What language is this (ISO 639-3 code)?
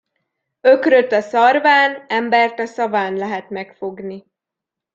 hun